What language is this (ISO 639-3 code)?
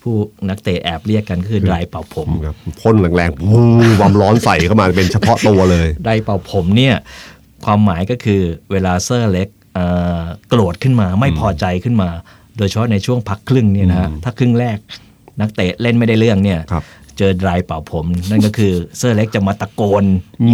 tha